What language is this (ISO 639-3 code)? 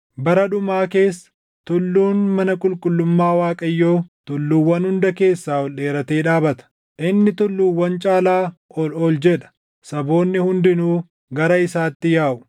orm